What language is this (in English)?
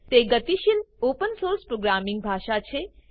Gujarati